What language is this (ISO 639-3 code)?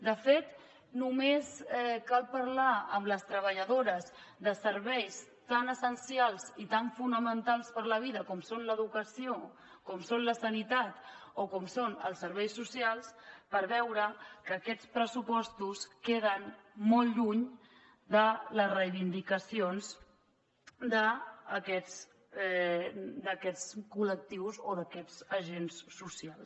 cat